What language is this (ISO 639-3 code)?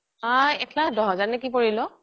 asm